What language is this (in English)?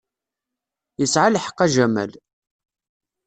Kabyle